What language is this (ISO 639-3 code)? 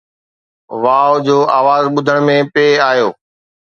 snd